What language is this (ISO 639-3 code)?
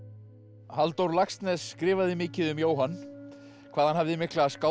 isl